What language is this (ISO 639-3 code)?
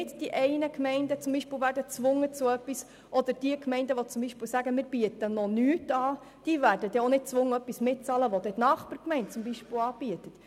gsw